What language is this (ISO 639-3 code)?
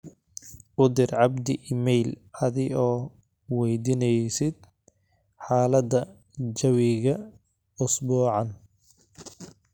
som